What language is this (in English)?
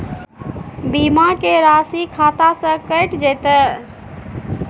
Maithili